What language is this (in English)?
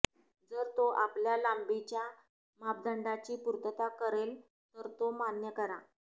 Marathi